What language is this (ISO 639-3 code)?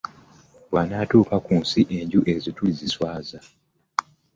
lug